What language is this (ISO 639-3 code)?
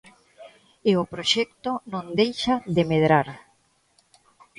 glg